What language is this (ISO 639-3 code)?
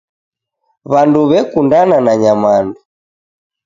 dav